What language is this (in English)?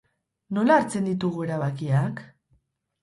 Basque